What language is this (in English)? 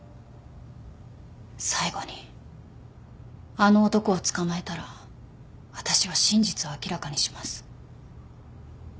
Japanese